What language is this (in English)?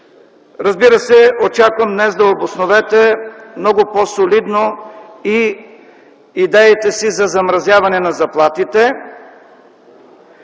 Bulgarian